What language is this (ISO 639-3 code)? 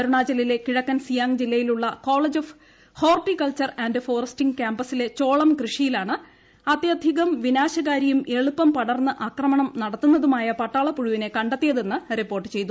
mal